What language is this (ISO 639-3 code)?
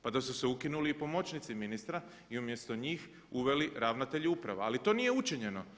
hrv